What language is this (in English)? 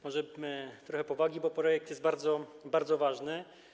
Polish